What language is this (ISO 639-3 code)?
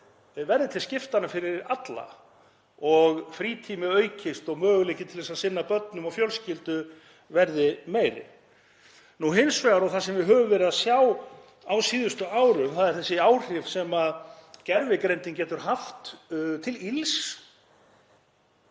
isl